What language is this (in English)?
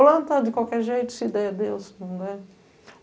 Portuguese